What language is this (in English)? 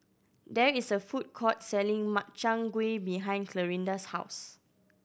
English